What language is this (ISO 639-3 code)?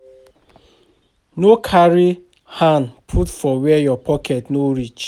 pcm